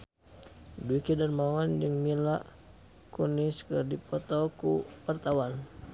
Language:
Sundanese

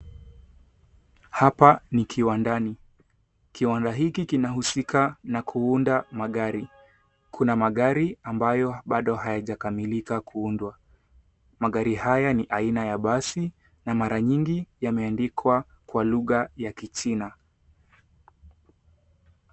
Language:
Swahili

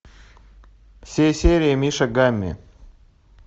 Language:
Russian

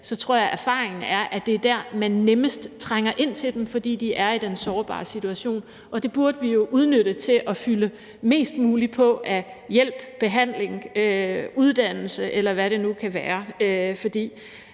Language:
Danish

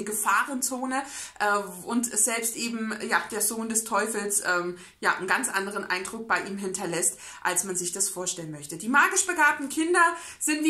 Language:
German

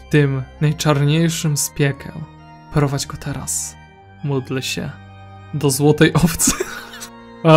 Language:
Polish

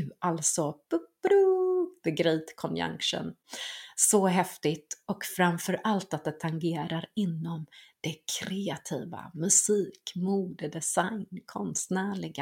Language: Swedish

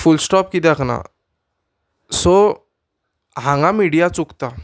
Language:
Konkani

